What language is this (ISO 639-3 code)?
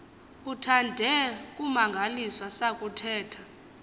xho